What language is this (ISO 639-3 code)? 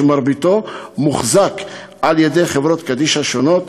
heb